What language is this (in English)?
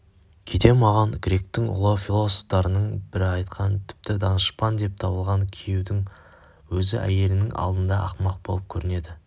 Kazakh